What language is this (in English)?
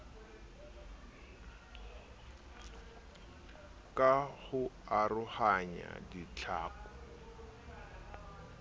Southern Sotho